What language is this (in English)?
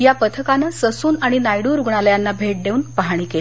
Marathi